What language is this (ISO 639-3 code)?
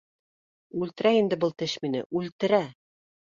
bak